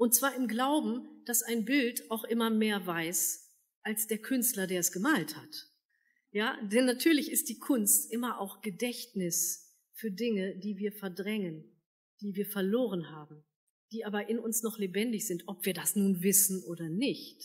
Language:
German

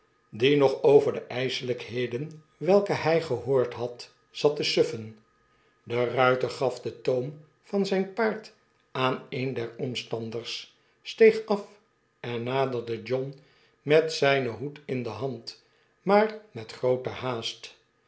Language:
Dutch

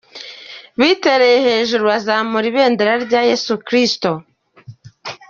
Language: Kinyarwanda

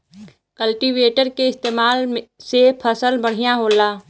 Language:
Bhojpuri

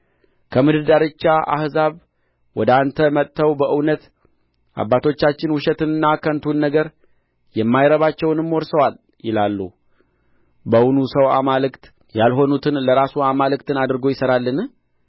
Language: Amharic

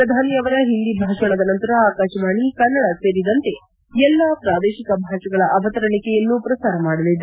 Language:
Kannada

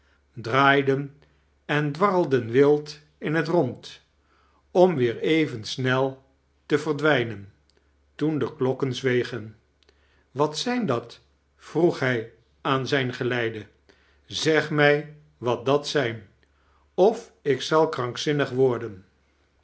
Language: Dutch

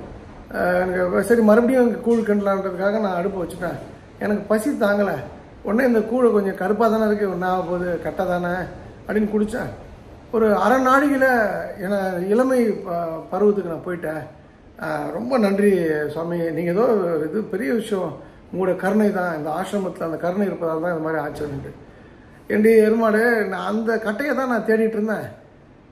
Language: Tamil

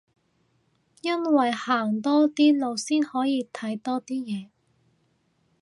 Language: Cantonese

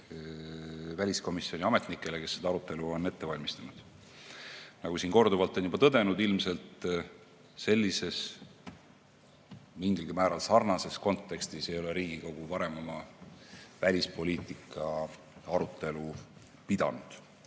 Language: Estonian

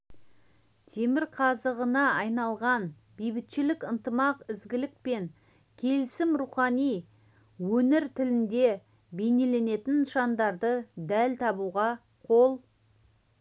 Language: Kazakh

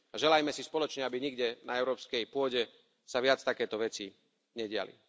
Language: Slovak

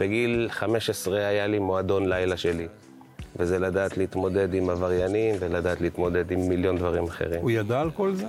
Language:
Hebrew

